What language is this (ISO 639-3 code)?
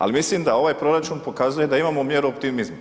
hrv